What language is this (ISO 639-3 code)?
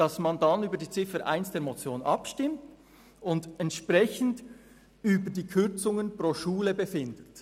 gsw